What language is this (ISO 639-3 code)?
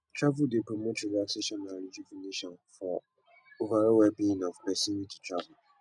pcm